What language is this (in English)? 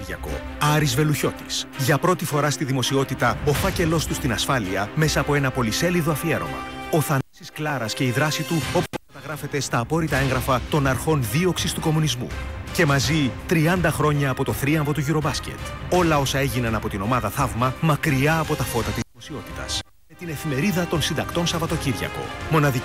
Greek